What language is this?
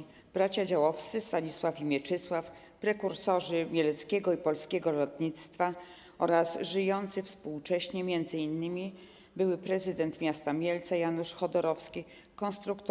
Polish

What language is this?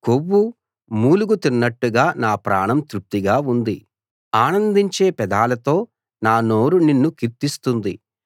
Telugu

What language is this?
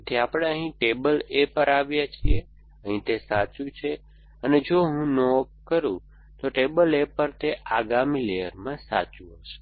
Gujarati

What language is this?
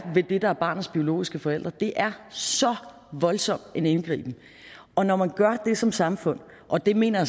Danish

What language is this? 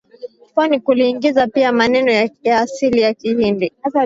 Swahili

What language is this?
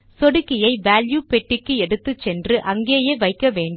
Tamil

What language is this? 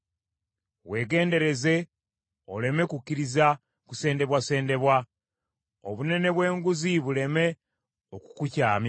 Ganda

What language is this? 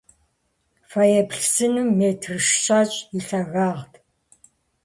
Kabardian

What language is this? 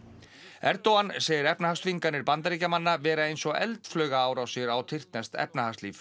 Icelandic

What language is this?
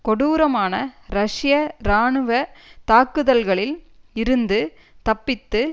Tamil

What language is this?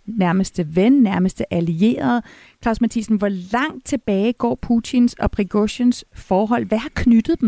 Danish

